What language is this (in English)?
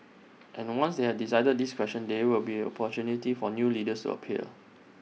English